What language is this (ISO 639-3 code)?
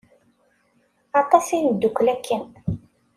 kab